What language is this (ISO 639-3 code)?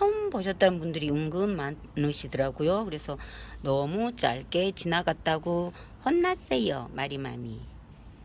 kor